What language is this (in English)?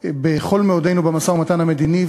Hebrew